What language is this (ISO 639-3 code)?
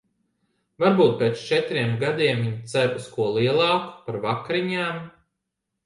lav